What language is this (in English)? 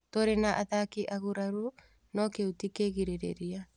Kikuyu